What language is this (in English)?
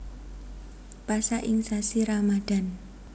Javanese